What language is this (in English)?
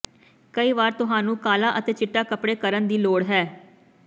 Punjabi